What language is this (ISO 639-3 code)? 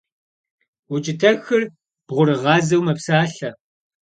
kbd